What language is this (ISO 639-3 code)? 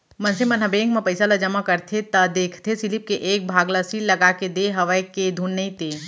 hne